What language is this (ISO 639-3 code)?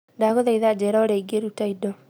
kik